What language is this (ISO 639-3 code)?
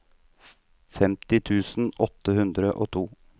nor